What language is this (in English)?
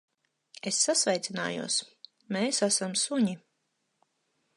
Latvian